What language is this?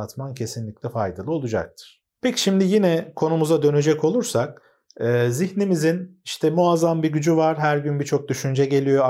Turkish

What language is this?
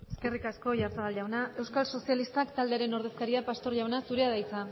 Basque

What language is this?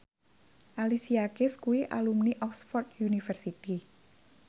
Javanese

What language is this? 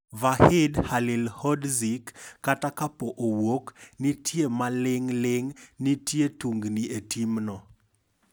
Luo (Kenya and Tanzania)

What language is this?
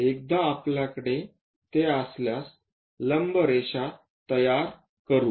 Marathi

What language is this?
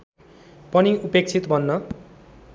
Nepali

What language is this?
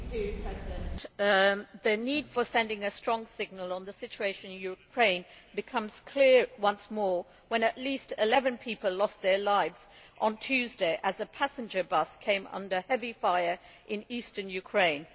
English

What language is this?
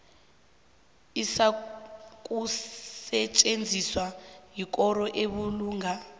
South Ndebele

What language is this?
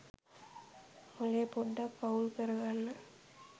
Sinhala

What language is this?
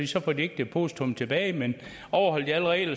Danish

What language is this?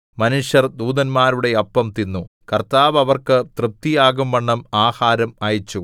Malayalam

